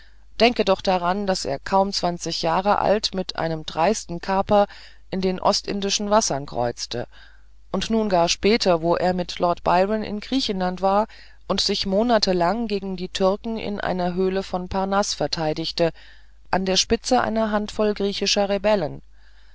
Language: German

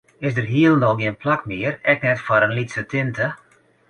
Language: Western Frisian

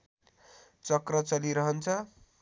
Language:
Nepali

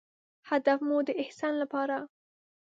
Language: Pashto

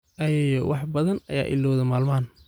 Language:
Somali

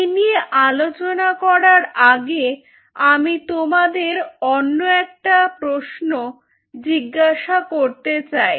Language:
Bangla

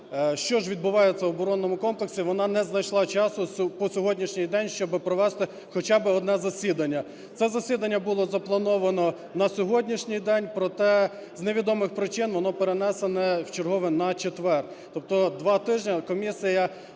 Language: Ukrainian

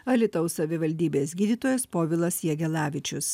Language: Lithuanian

